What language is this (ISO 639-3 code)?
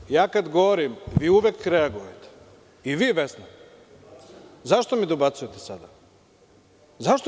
srp